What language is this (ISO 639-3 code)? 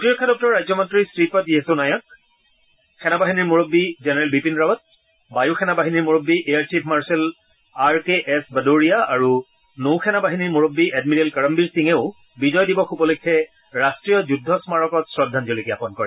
asm